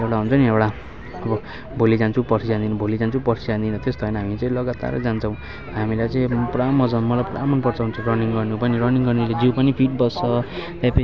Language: Nepali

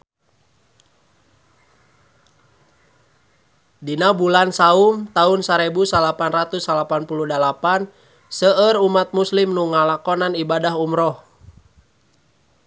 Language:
Sundanese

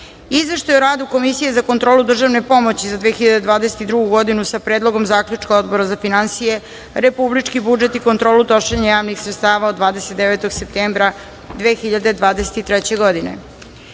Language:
Serbian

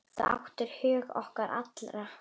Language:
Icelandic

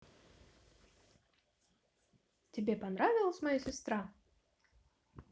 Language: Russian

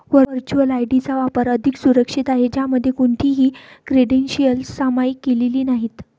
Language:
Marathi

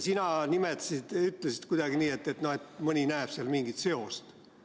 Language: Estonian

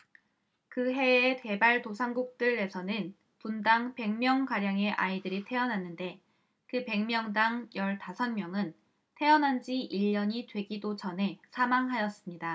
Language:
Korean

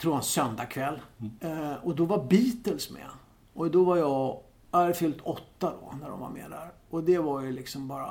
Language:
Swedish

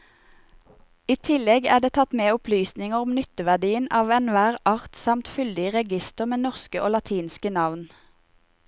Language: Norwegian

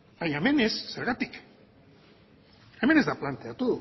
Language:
Basque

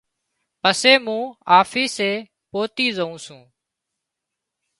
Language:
Wadiyara Koli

